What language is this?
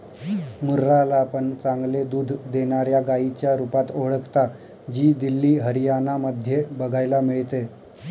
Marathi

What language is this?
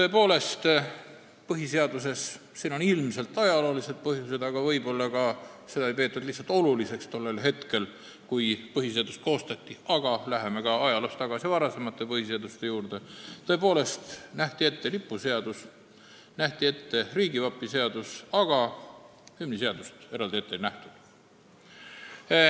Estonian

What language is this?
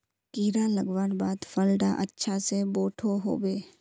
Magahi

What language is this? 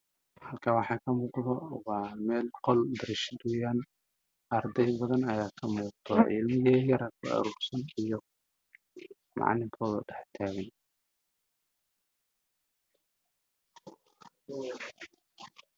Somali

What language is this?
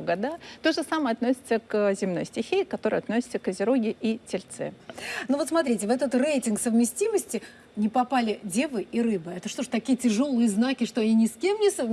Russian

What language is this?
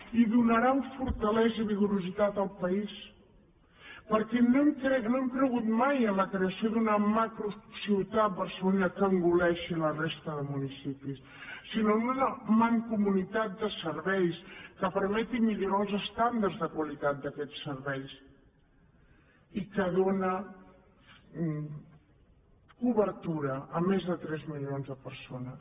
Catalan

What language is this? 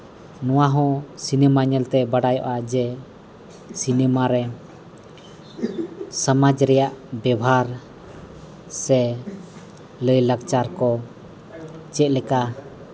Santali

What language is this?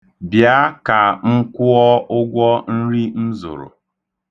Igbo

